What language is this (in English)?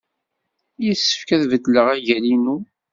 Kabyle